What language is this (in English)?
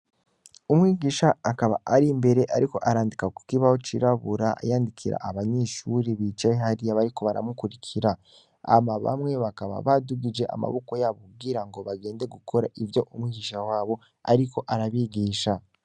Rundi